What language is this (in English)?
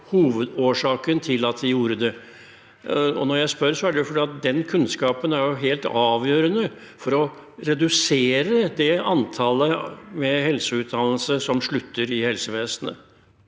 Norwegian